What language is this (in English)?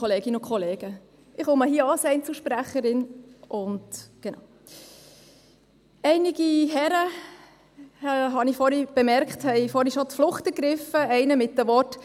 Swiss German